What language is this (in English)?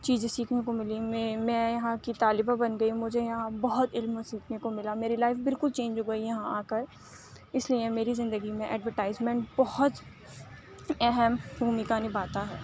Urdu